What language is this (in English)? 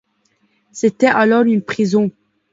French